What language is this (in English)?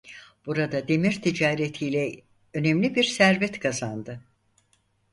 Turkish